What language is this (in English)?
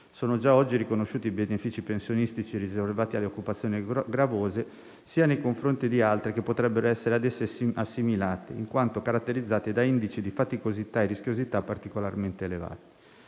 Italian